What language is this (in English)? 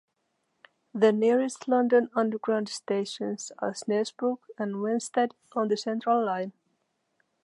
English